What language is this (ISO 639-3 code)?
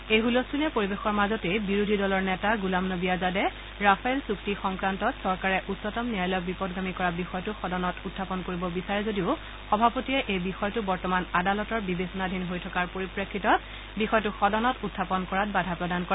asm